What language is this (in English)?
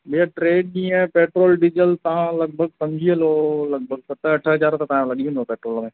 Sindhi